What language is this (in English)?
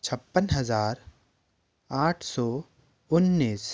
Hindi